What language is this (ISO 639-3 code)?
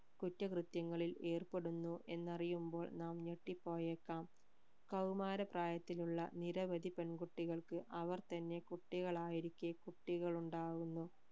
mal